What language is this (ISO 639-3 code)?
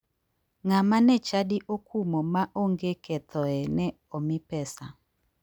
luo